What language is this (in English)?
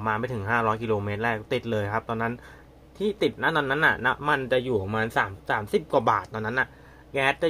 Thai